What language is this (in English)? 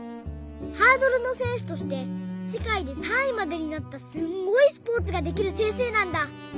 Japanese